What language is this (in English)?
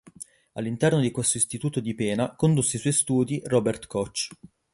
Italian